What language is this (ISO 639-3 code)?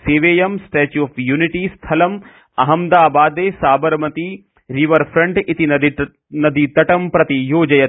san